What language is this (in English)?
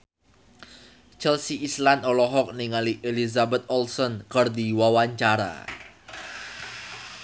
Sundanese